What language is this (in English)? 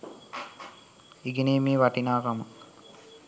Sinhala